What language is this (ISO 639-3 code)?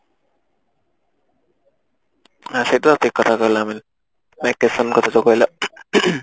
ori